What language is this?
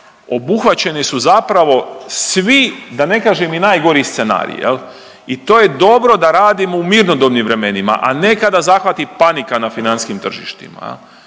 Croatian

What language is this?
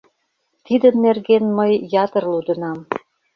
Mari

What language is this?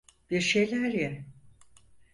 Turkish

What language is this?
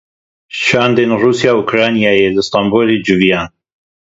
Kurdish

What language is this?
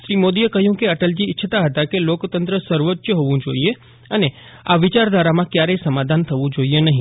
Gujarati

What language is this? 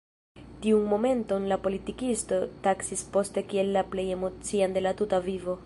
Esperanto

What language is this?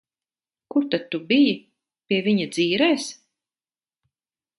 Latvian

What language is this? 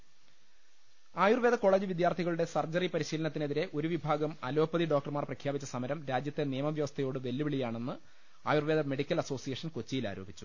Malayalam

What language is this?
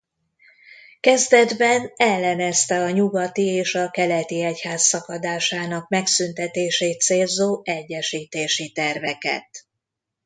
Hungarian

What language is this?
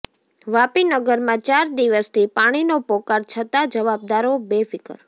Gujarati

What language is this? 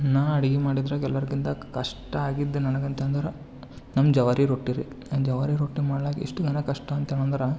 Kannada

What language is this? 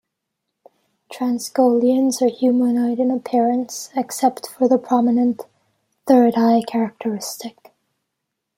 English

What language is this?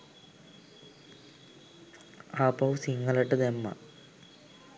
Sinhala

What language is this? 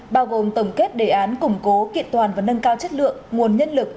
Vietnamese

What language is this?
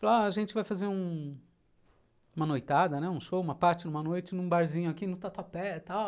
Portuguese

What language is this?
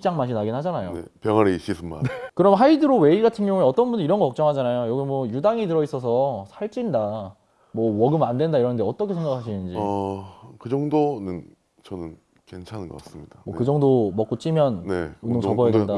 Korean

